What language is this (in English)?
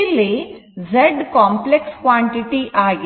Kannada